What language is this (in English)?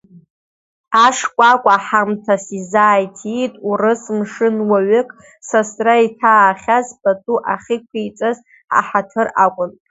Abkhazian